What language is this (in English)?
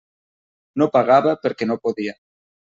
Catalan